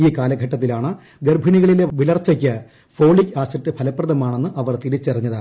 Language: Malayalam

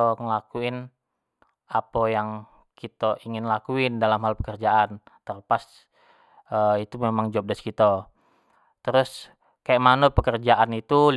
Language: Jambi Malay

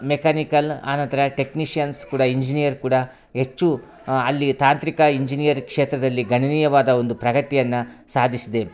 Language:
Kannada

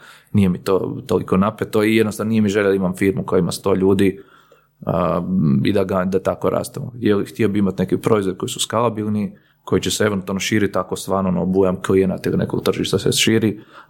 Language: Croatian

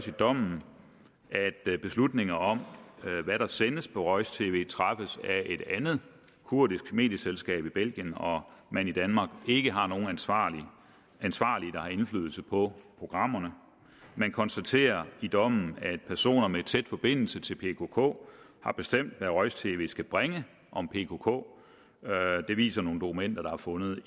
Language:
Danish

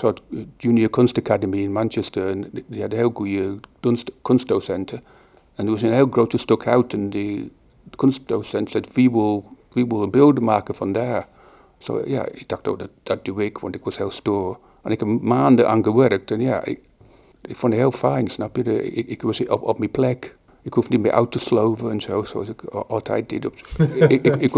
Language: Dutch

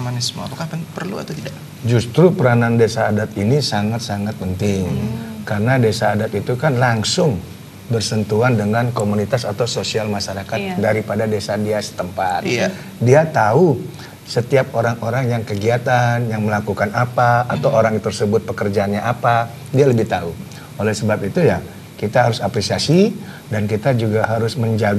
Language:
Indonesian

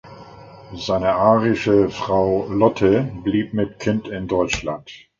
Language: German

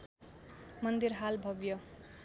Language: Nepali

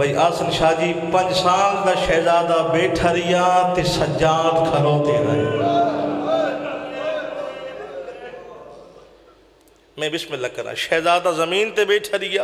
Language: Arabic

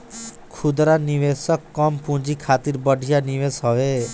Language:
Bhojpuri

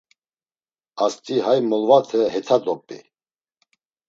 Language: Laz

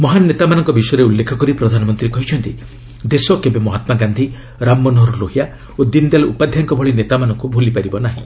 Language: Odia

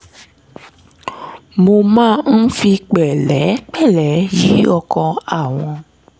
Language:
Yoruba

